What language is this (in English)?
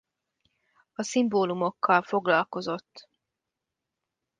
Hungarian